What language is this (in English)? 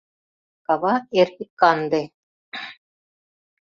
Mari